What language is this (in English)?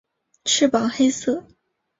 Chinese